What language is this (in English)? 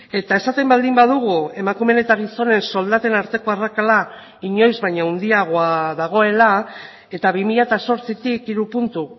Basque